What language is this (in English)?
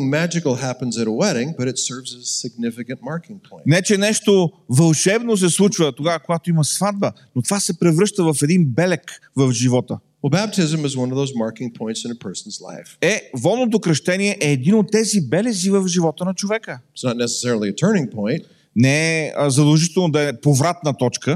Bulgarian